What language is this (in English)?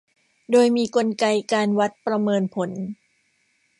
Thai